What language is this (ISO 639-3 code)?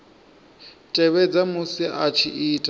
ven